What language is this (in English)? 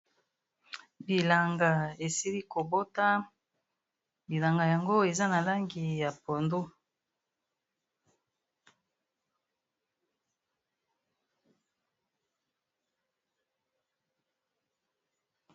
Lingala